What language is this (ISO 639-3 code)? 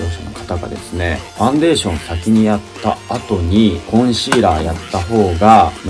jpn